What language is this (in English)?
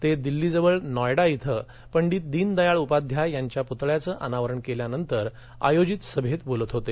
Marathi